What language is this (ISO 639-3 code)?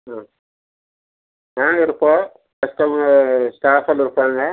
tam